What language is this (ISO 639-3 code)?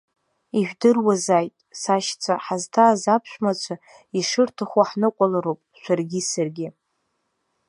abk